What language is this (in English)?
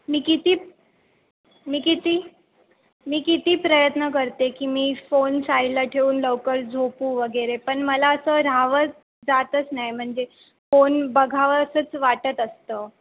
Marathi